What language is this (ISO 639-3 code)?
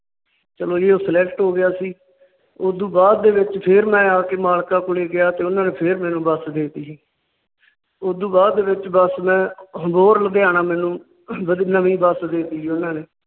pan